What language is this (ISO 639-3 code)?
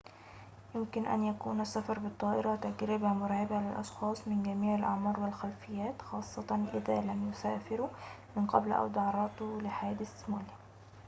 ara